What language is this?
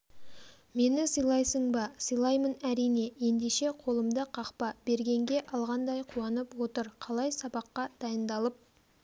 Kazakh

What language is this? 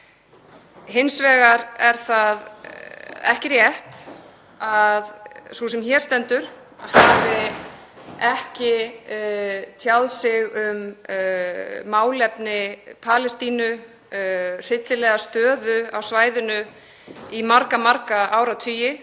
Icelandic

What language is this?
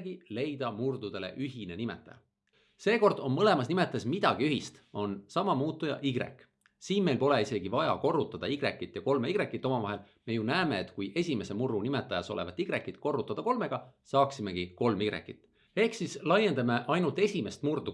Estonian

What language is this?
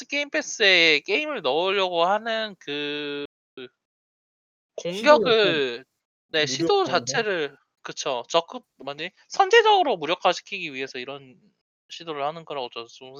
Korean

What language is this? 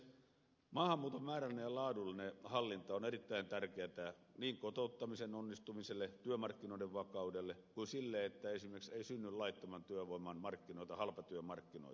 Finnish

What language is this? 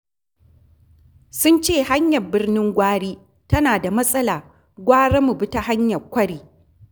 Hausa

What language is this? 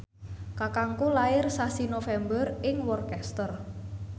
Javanese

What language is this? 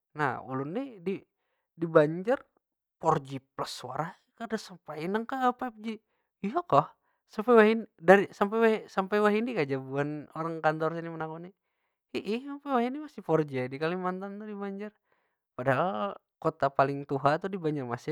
Banjar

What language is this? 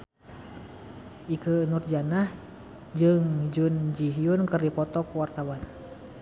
Sundanese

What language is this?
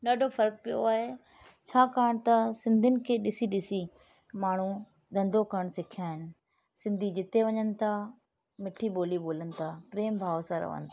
Sindhi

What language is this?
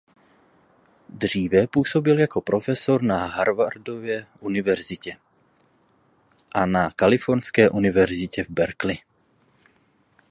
Czech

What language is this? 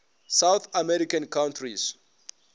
Northern Sotho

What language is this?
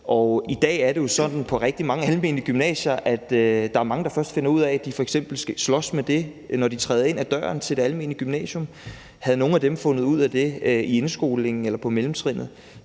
Danish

